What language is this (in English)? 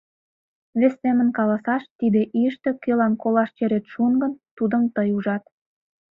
Mari